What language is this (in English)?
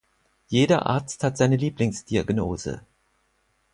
German